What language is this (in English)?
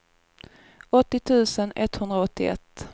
Swedish